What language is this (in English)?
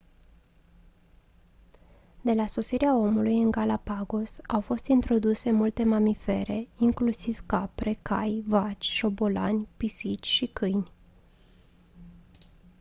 Romanian